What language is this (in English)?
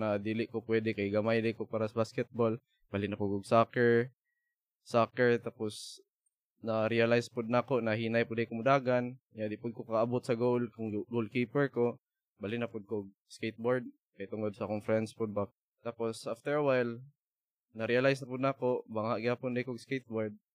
Filipino